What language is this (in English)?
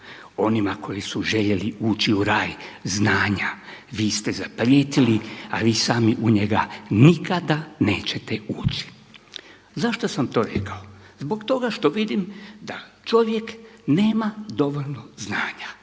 Croatian